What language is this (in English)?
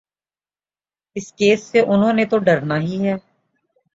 Urdu